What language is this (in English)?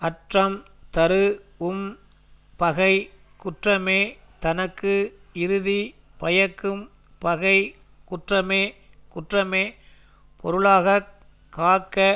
Tamil